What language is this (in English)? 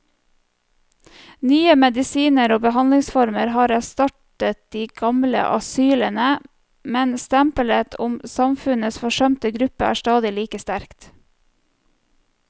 Norwegian